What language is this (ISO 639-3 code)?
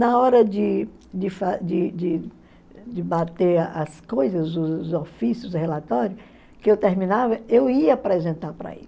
por